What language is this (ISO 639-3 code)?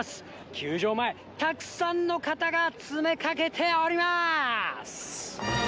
jpn